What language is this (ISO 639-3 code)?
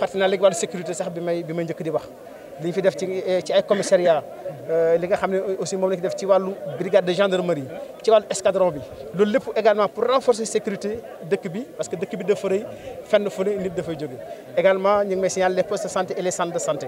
fra